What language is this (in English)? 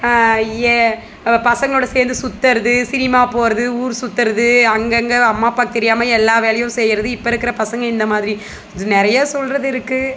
Tamil